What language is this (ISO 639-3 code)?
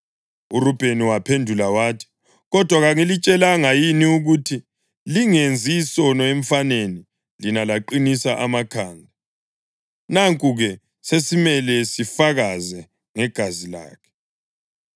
nde